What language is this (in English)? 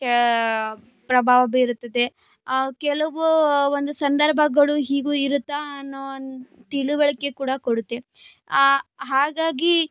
Kannada